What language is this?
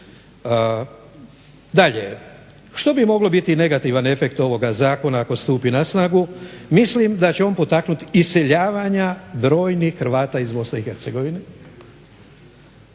Croatian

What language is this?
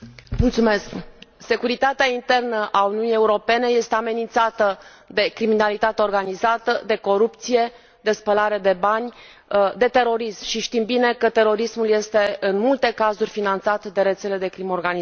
Romanian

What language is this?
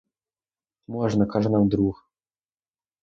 Ukrainian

